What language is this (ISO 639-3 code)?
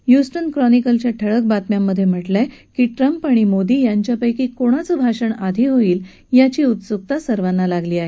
mar